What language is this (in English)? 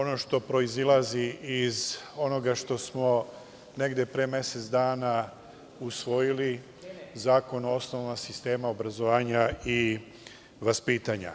Serbian